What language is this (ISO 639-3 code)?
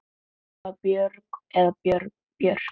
isl